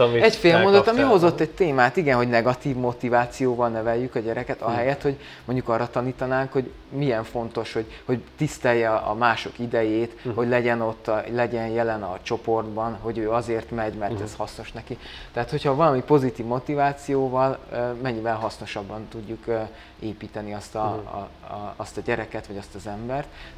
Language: Hungarian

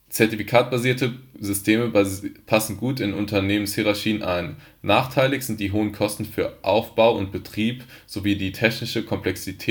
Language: German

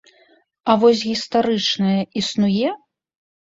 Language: Belarusian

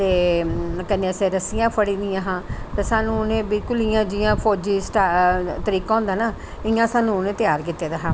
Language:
Dogri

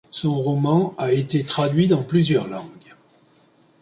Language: French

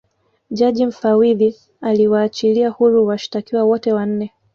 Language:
Swahili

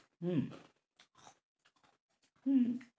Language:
Bangla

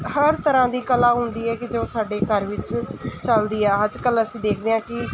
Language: Punjabi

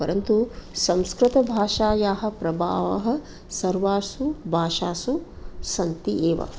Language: Sanskrit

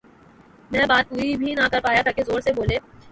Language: Urdu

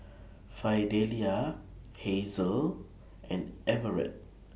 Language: English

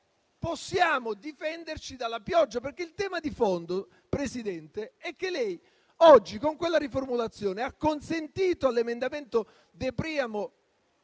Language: Italian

